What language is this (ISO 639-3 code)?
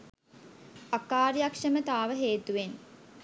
sin